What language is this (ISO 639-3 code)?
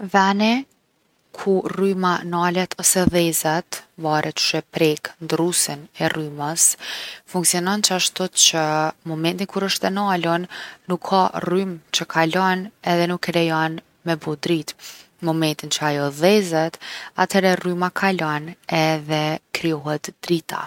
aln